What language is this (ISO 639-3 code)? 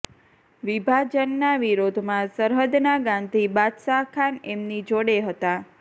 guj